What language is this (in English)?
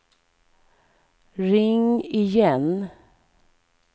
Swedish